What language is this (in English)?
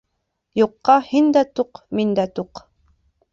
Bashkir